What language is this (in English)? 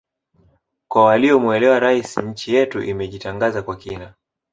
Swahili